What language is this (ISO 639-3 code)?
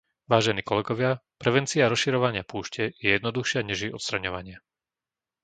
slk